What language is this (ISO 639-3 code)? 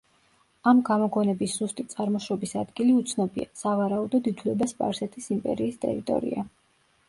kat